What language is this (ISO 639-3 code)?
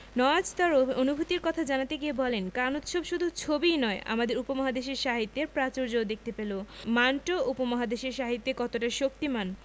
ben